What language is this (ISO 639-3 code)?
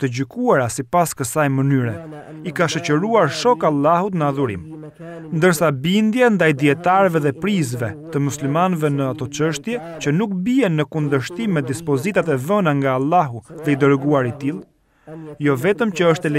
ara